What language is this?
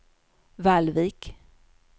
Swedish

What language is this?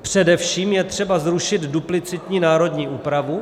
Czech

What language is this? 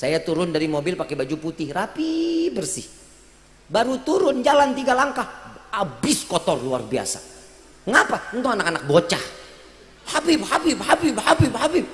Indonesian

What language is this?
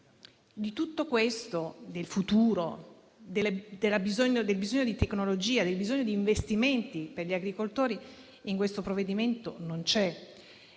Italian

